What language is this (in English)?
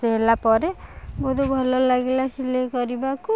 Odia